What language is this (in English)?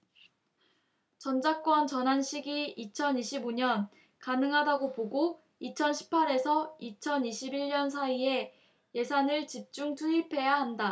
Korean